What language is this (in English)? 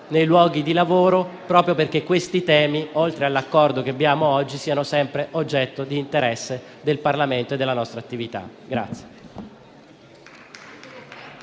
Italian